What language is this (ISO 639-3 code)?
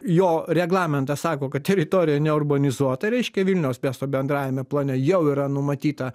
lit